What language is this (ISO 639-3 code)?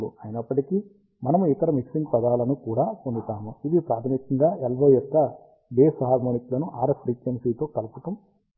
tel